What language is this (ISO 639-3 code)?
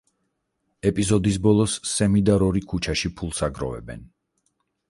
kat